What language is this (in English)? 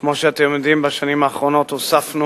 Hebrew